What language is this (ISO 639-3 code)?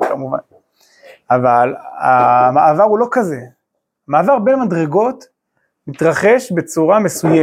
heb